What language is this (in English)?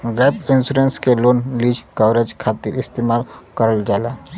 Bhojpuri